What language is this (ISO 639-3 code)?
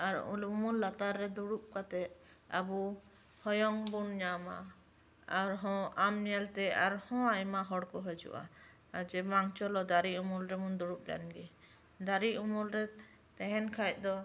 sat